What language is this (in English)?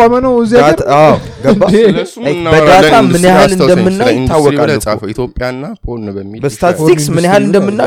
Amharic